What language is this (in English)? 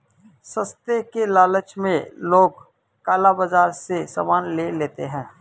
Hindi